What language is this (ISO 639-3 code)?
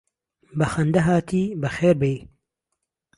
ckb